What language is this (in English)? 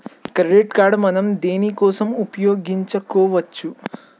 Telugu